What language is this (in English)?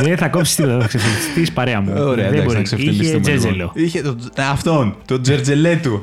Greek